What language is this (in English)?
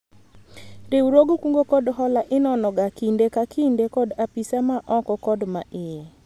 Luo (Kenya and Tanzania)